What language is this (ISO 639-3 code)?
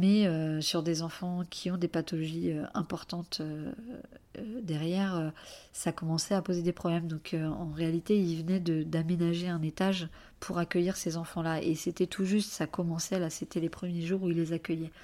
fra